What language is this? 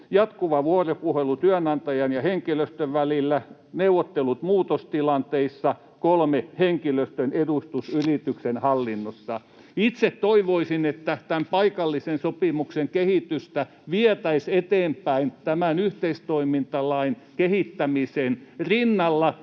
Finnish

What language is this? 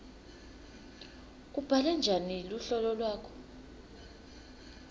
Swati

